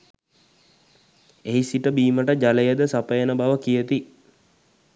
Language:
Sinhala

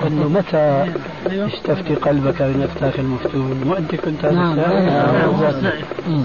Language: Arabic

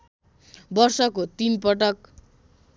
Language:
Nepali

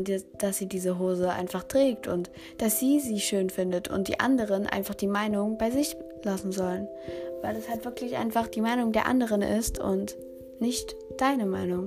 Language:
German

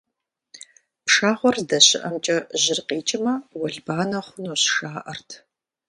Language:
Kabardian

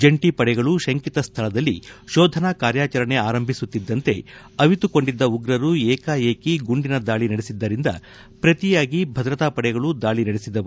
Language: Kannada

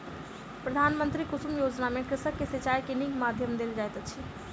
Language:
Maithili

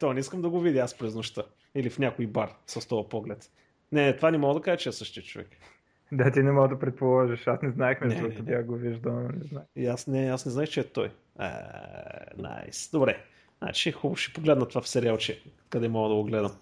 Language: Bulgarian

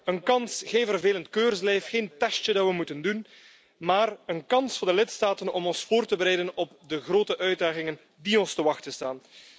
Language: Dutch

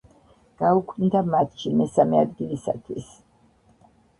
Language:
Georgian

